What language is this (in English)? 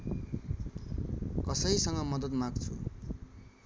Nepali